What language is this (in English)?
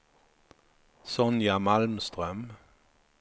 Swedish